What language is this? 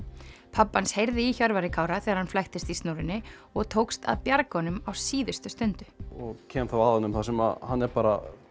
Icelandic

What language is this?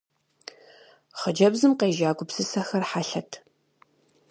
Kabardian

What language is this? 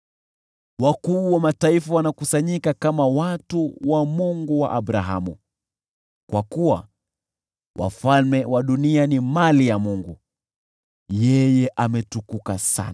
Swahili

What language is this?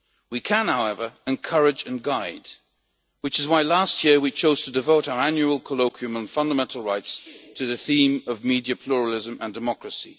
English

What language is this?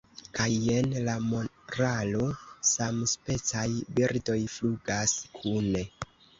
Esperanto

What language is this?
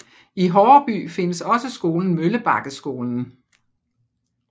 Danish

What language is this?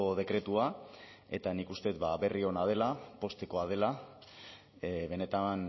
Basque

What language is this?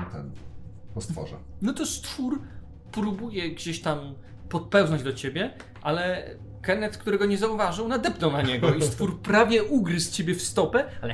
Polish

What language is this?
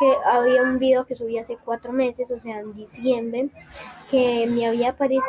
Spanish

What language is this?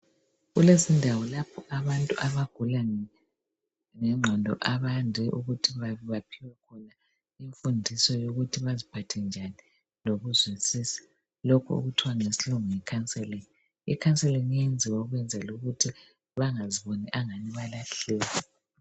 North Ndebele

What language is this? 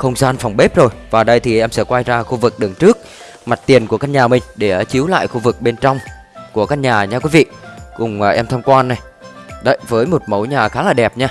Vietnamese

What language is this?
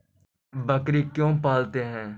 Magahi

